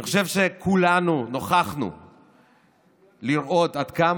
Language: Hebrew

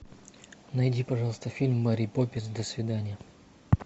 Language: Russian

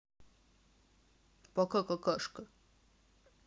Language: Russian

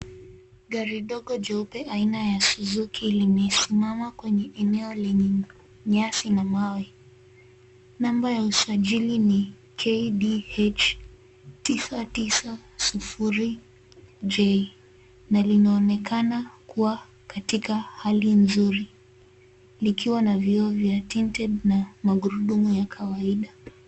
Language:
Swahili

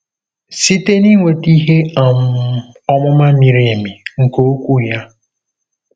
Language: Igbo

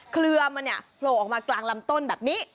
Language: Thai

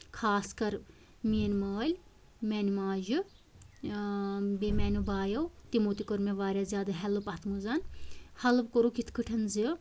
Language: Kashmiri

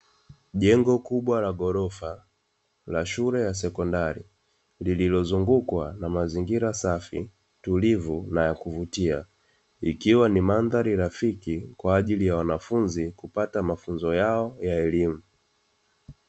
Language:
Swahili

